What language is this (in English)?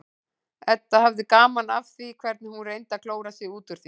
Icelandic